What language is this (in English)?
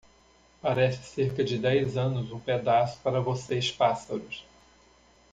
Portuguese